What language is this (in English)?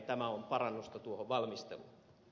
Finnish